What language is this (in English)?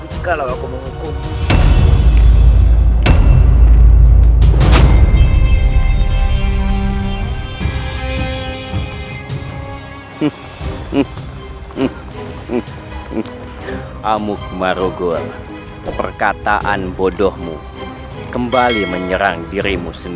Indonesian